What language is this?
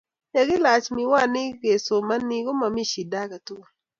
Kalenjin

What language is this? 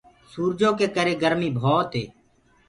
Gurgula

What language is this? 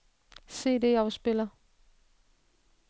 Danish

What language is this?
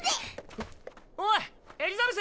Japanese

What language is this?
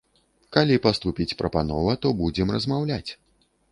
Belarusian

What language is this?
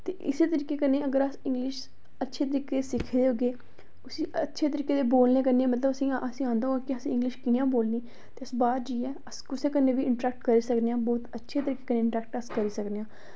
Dogri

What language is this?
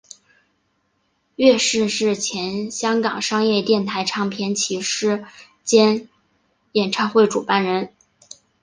Chinese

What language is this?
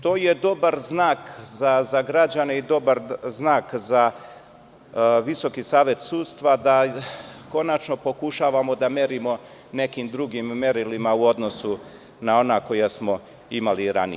Serbian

